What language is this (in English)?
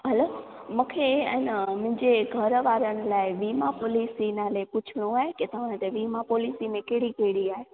Sindhi